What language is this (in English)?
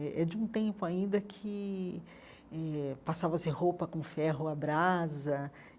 Portuguese